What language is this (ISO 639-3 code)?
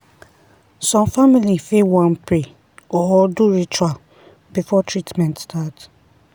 pcm